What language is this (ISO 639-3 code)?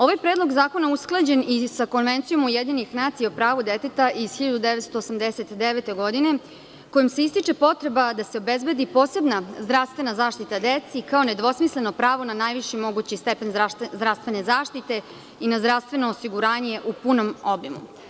srp